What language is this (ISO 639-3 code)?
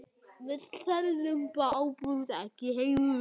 isl